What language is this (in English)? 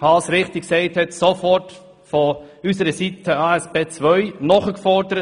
Swiss German